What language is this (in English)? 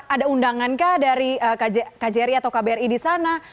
Indonesian